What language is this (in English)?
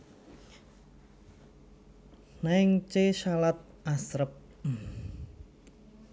Javanese